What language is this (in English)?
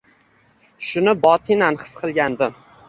Uzbek